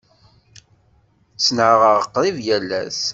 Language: Kabyle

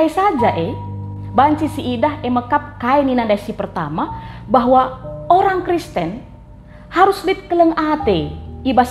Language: Indonesian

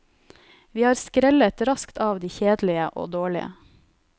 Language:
Norwegian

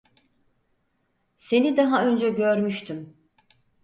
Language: Turkish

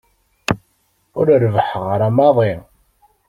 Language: Kabyle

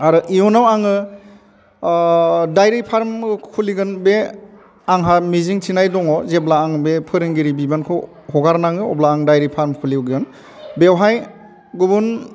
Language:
Bodo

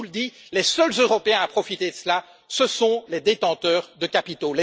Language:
French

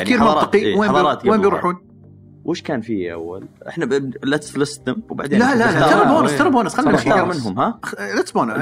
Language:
Arabic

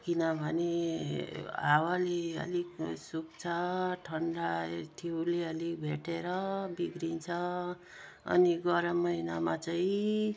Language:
Nepali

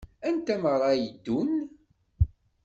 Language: Kabyle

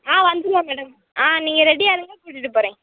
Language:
Tamil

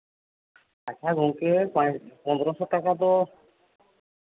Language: Santali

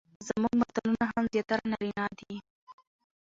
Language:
Pashto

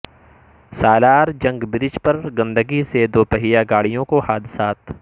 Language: Urdu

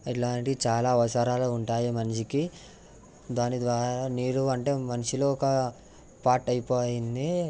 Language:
Telugu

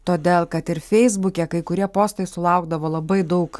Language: Lithuanian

